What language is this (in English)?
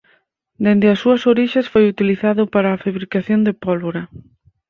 Galician